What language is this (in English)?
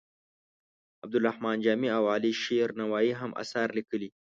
Pashto